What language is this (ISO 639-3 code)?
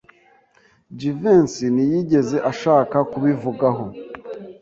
kin